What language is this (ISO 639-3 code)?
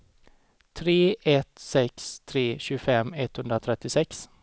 swe